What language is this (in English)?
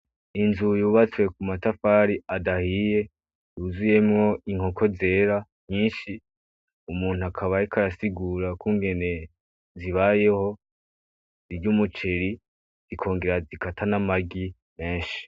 Rundi